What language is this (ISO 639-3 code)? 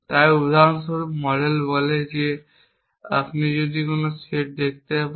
ben